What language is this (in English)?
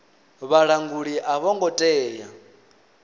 Venda